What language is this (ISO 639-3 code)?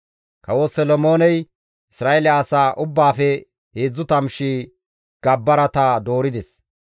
gmv